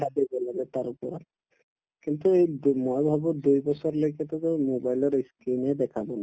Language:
Assamese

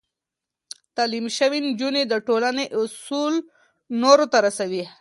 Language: Pashto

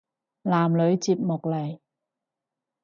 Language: Cantonese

